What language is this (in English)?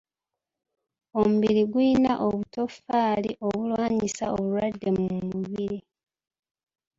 Ganda